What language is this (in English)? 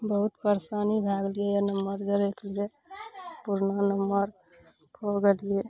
Maithili